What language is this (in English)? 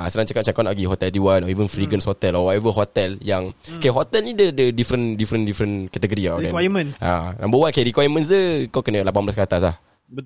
Malay